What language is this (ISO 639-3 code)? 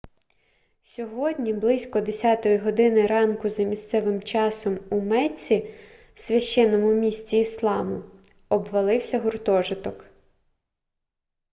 ukr